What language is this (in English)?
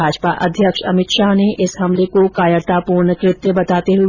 Hindi